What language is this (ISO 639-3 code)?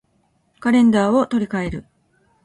jpn